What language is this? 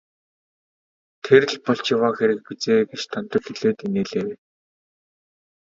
Mongolian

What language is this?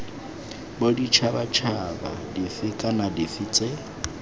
Tswana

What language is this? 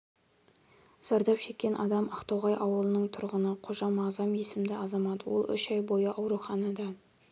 Kazakh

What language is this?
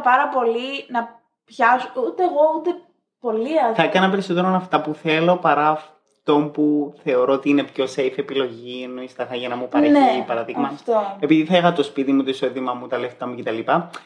Greek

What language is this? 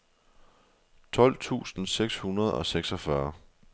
Danish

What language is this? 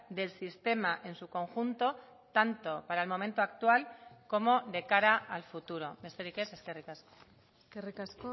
Spanish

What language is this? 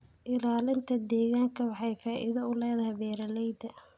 Somali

